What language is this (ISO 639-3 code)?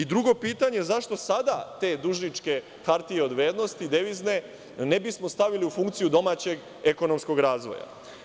srp